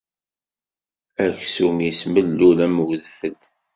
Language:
Kabyle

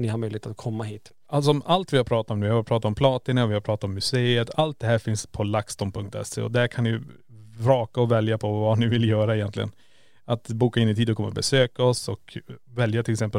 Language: Swedish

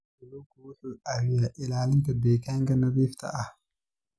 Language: Somali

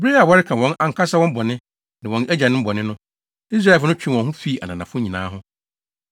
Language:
Akan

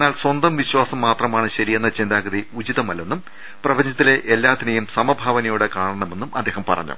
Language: Malayalam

